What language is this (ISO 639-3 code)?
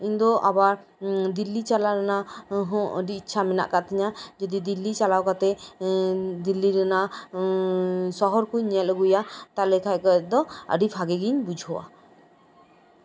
sat